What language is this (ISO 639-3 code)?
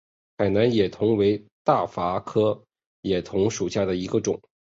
zho